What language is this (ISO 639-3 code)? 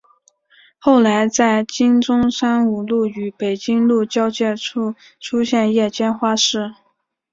zho